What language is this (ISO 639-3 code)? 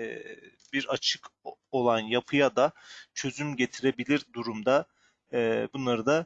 tur